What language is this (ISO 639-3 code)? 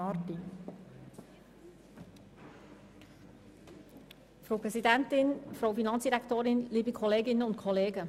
gsw